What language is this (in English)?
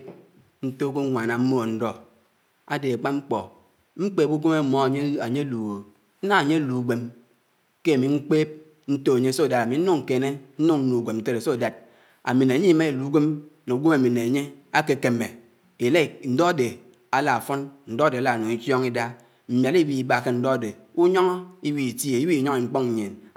Anaang